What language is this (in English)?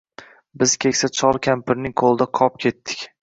Uzbek